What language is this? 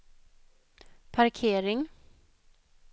Swedish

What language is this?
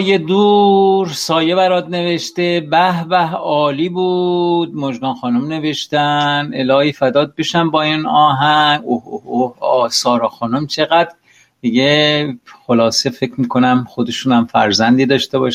Persian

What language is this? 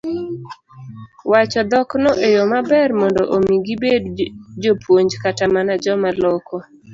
Luo (Kenya and Tanzania)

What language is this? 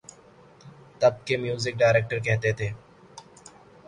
Urdu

